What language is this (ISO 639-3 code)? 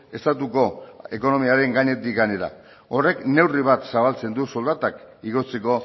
eus